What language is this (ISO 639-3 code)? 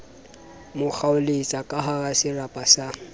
sot